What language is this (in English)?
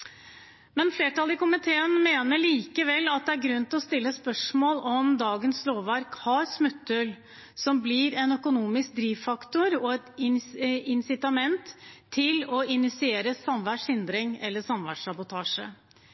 Norwegian Bokmål